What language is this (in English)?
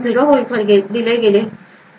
Marathi